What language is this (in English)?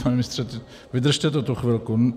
Czech